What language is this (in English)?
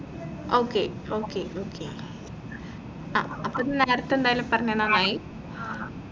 Malayalam